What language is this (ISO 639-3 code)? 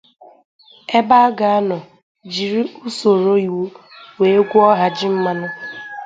ibo